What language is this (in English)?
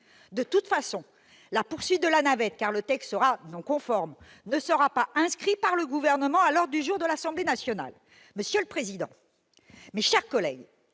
French